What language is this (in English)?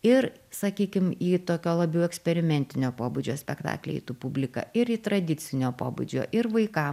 Lithuanian